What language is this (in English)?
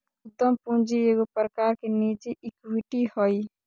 Magahi